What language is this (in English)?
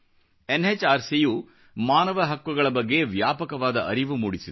Kannada